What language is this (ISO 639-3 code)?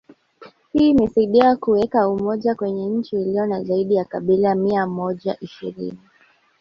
swa